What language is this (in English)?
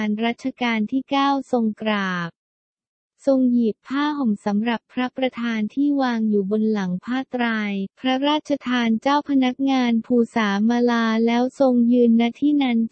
Thai